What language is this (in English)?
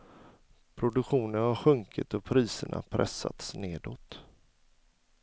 Swedish